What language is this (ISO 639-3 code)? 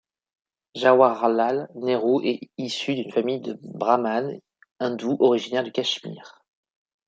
fra